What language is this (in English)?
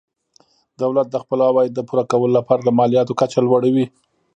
Pashto